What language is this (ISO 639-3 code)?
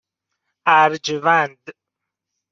fas